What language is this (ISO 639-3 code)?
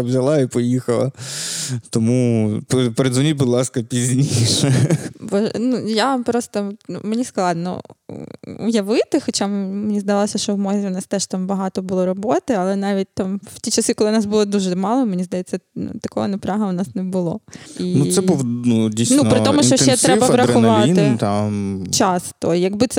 ukr